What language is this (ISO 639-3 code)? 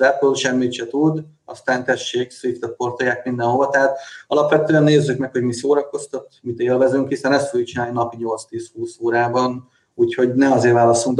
hun